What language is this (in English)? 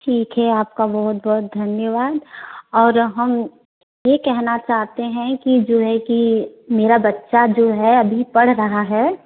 Hindi